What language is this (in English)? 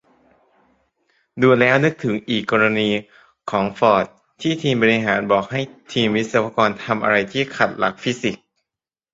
Thai